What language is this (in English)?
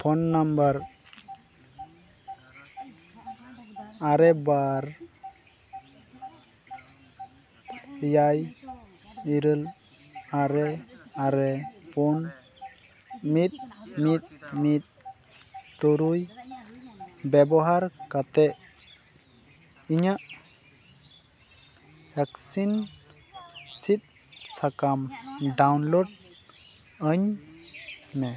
Santali